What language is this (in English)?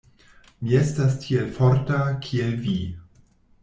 Esperanto